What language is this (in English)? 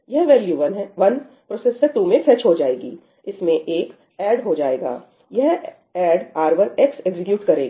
Hindi